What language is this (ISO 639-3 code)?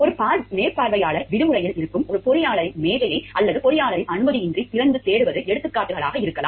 tam